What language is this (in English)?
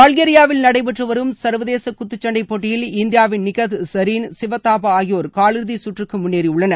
Tamil